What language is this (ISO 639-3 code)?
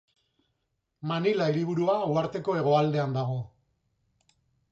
eus